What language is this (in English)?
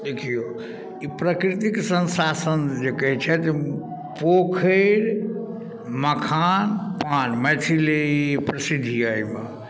Maithili